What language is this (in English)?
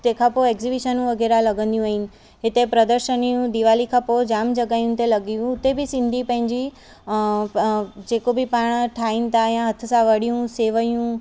Sindhi